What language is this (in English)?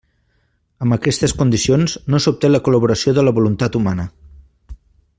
Catalan